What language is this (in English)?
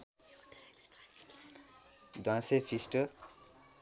Nepali